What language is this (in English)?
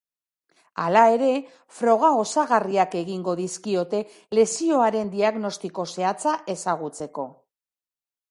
Basque